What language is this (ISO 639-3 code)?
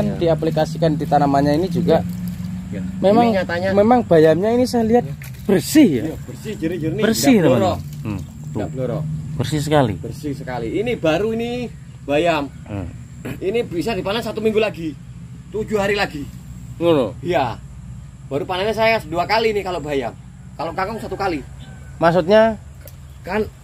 ind